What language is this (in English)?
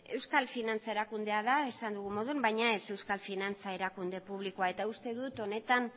Basque